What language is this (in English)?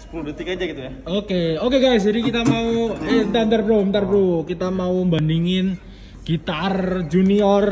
Indonesian